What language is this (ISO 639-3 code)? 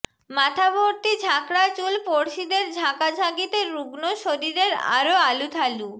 ben